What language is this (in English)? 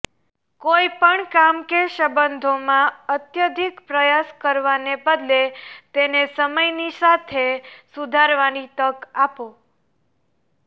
Gujarati